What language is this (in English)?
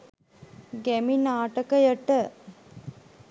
Sinhala